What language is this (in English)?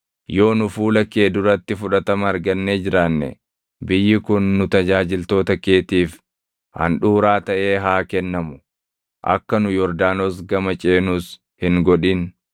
Oromo